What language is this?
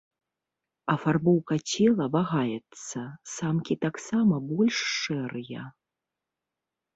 Belarusian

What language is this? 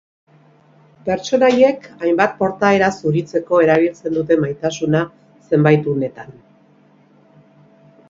Basque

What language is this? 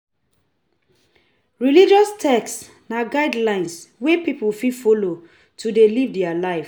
Nigerian Pidgin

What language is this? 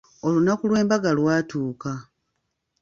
Ganda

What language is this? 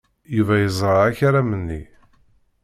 Kabyle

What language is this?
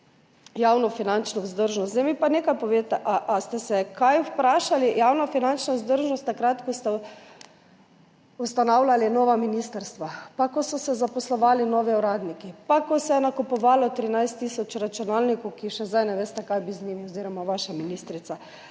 Slovenian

